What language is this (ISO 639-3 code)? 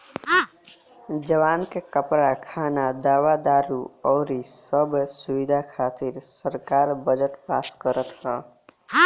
bho